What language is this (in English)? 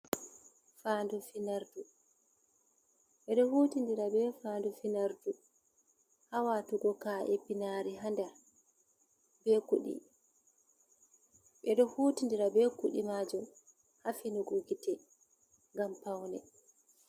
Fula